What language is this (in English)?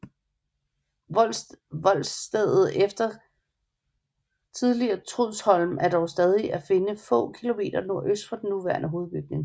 Danish